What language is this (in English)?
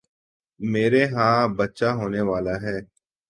Urdu